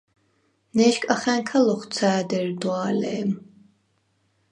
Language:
Svan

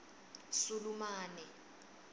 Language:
Swati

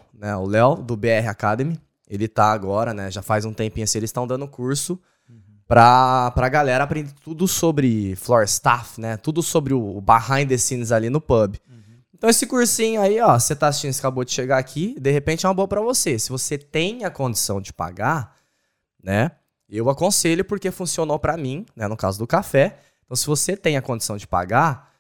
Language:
Portuguese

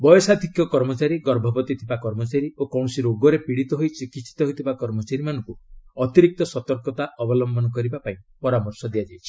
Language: Odia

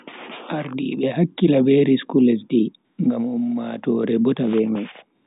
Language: Bagirmi Fulfulde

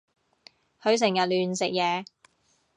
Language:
Cantonese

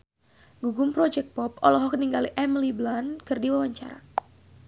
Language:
Sundanese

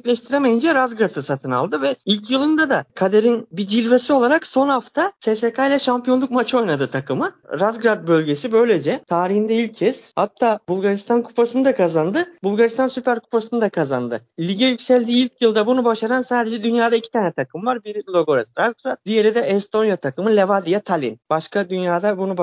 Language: Turkish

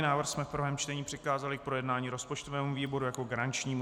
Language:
Czech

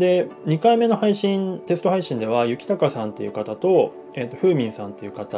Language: Japanese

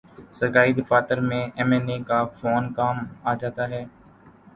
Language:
Urdu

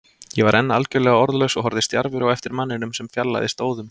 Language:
Icelandic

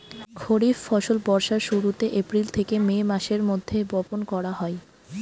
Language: Bangla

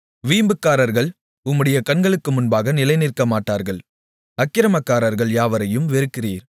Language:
Tamil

